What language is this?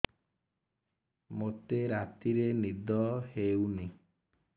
Odia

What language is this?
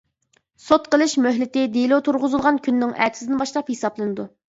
Uyghur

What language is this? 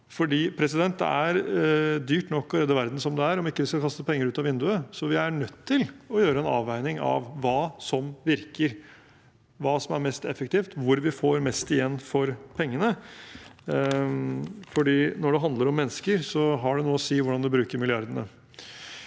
Norwegian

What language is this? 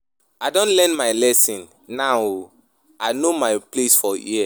Nigerian Pidgin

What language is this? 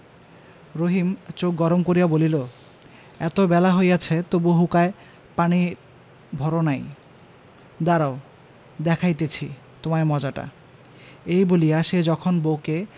Bangla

